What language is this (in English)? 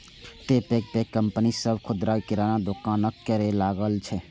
Maithili